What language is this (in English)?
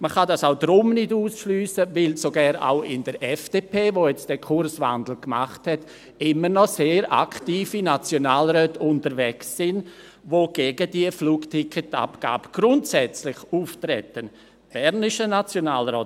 Swiss German